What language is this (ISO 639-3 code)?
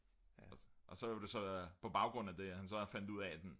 dan